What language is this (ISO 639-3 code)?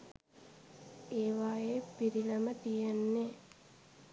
sin